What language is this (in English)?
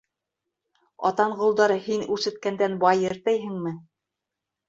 Bashkir